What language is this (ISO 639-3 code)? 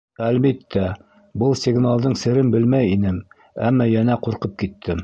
bak